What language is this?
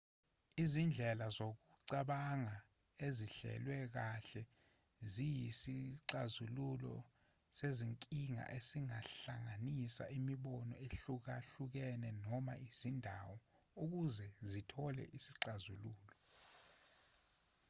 Zulu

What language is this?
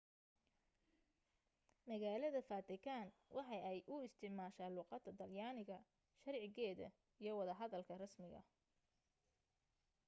Somali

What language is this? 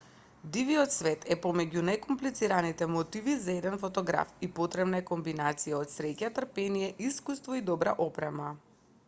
Macedonian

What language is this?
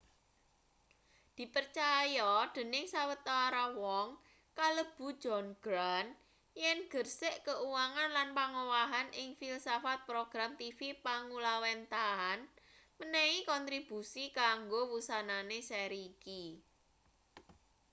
Javanese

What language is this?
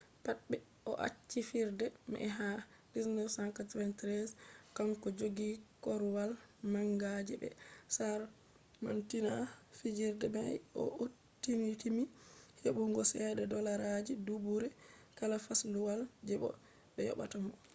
Fula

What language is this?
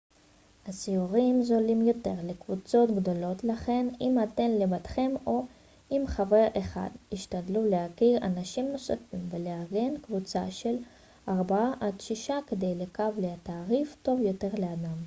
Hebrew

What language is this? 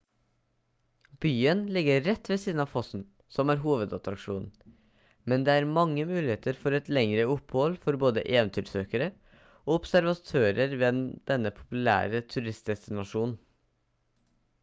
Norwegian Bokmål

